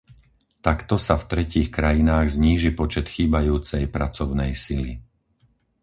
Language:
Slovak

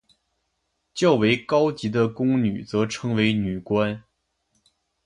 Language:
Chinese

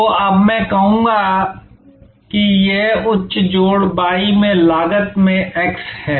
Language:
Hindi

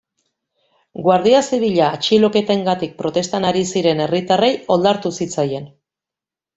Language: Basque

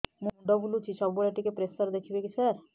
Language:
Odia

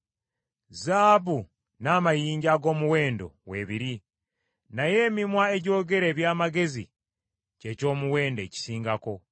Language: Ganda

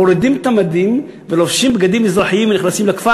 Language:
Hebrew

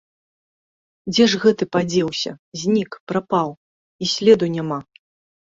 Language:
Belarusian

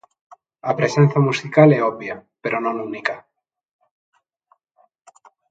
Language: Galician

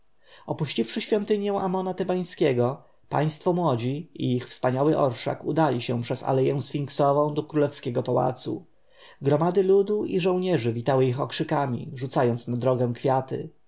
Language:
Polish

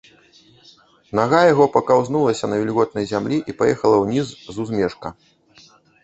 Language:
Belarusian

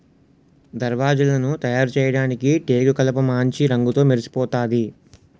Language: Telugu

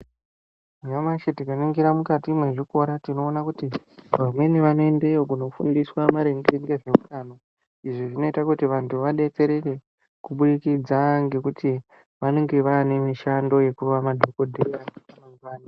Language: Ndau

